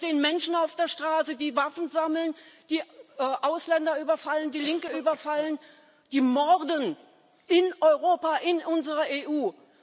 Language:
German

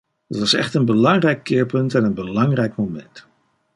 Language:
Dutch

